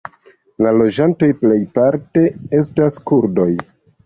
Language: Esperanto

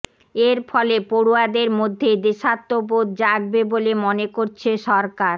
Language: Bangla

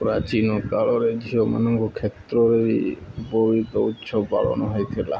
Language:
Odia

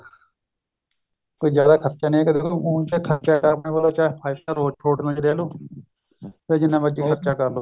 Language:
Punjabi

